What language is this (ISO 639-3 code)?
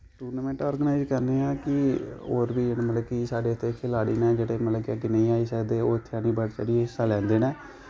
doi